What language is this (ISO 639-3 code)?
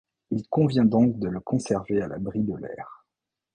fra